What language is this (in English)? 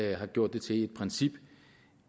Danish